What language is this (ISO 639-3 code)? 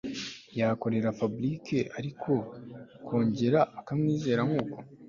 kin